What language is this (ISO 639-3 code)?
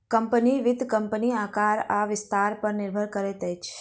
mai